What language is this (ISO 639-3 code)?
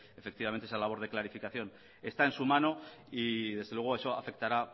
spa